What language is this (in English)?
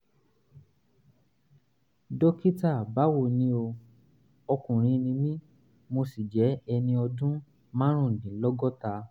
Yoruba